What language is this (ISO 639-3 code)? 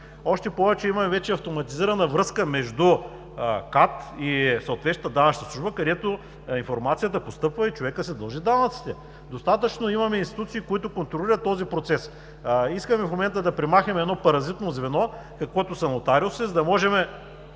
bul